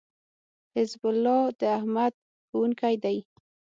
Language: Pashto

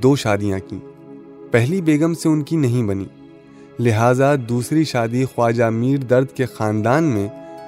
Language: Urdu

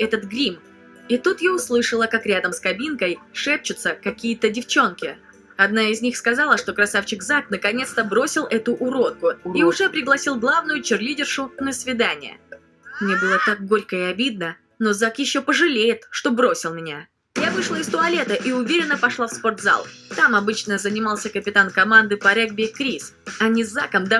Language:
Russian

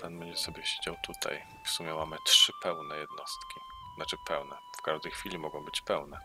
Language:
Polish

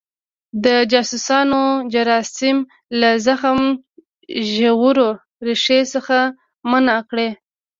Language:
Pashto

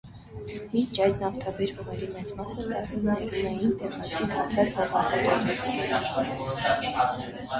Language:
Armenian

